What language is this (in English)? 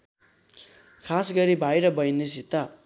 Nepali